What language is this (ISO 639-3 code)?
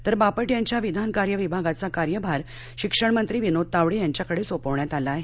mar